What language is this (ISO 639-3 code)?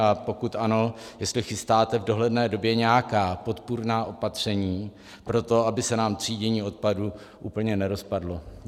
ces